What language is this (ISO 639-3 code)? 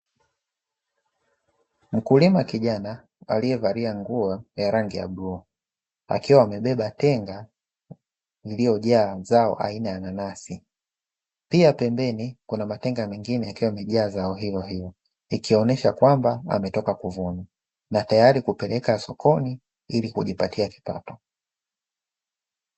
swa